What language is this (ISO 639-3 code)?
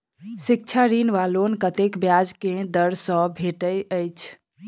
mai